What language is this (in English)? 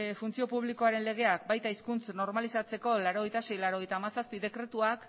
Basque